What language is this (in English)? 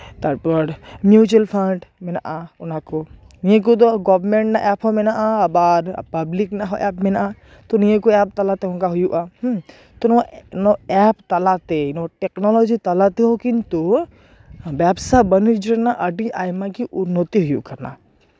Santali